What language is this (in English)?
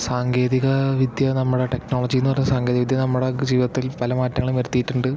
Malayalam